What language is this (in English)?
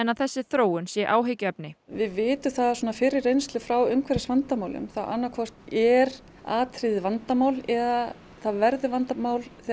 Icelandic